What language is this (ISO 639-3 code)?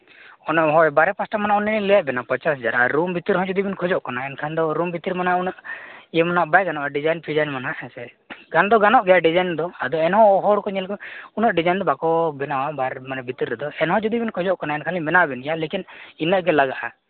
sat